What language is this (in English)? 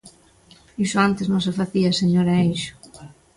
Galician